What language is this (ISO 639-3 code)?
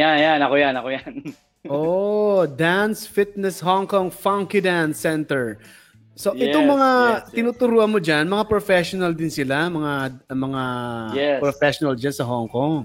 fil